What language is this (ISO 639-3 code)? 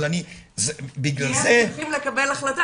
heb